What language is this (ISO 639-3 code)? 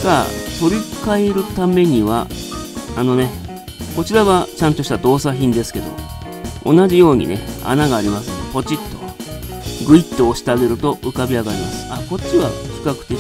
jpn